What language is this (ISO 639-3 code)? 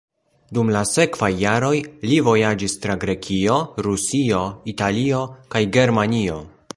epo